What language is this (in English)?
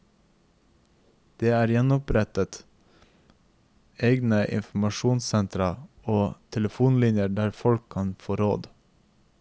Norwegian